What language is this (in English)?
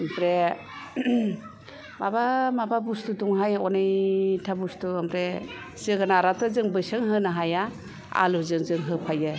Bodo